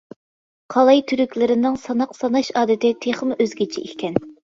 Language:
Uyghur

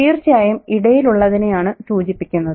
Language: Malayalam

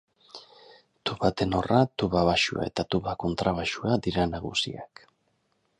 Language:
Basque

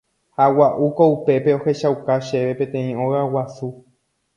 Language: Guarani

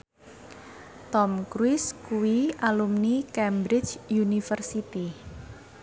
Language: Javanese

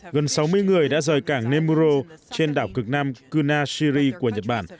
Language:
Vietnamese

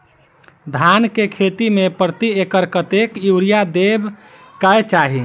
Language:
Maithili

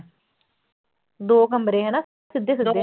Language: Punjabi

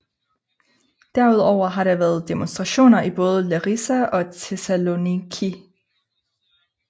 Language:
Danish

